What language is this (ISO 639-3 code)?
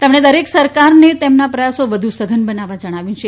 guj